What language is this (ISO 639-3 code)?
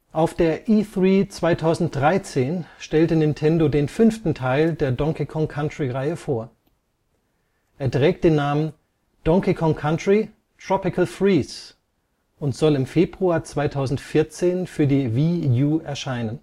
deu